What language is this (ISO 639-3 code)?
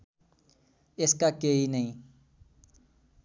nep